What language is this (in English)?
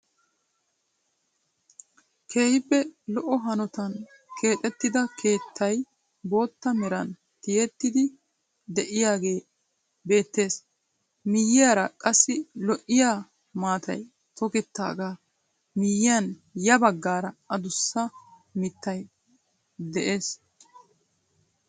Wolaytta